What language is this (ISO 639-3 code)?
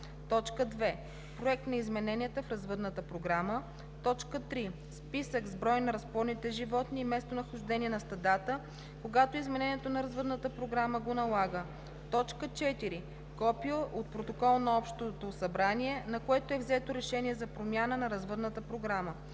bul